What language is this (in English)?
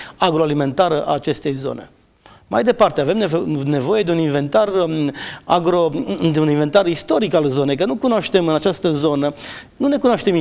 Romanian